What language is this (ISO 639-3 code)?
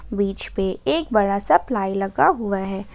hin